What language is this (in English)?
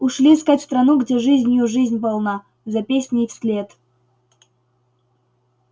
Russian